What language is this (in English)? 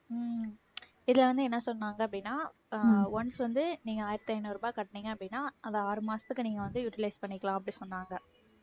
Tamil